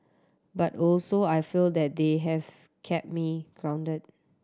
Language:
English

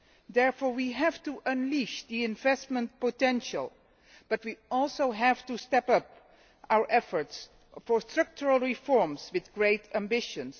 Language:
English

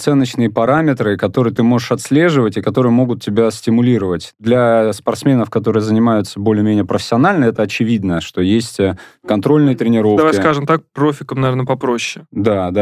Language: Russian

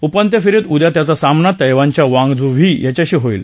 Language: Marathi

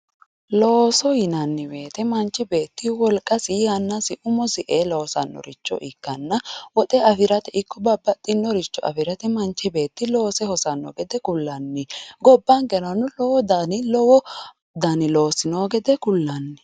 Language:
Sidamo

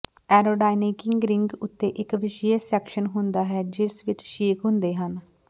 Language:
Punjabi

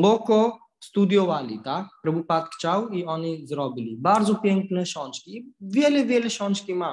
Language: Polish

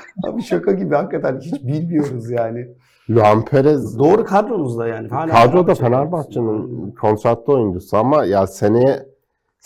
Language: Turkish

